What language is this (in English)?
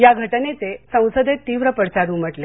Marathi